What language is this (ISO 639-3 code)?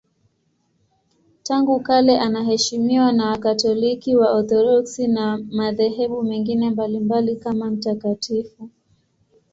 swa